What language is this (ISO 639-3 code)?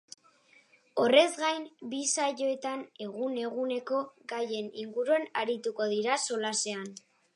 eus